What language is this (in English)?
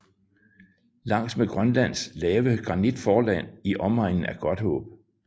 Danish